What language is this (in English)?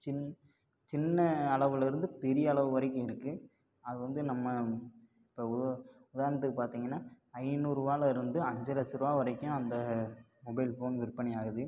Tamil